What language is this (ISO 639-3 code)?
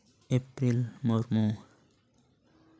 sat